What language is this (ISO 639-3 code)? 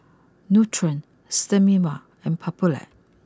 eng